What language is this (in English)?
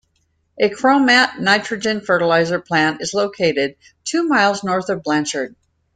English